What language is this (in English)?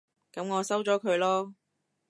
Cantonese